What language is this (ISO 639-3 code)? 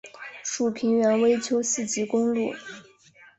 zho